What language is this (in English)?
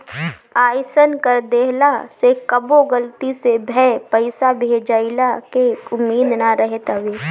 Bhojpuri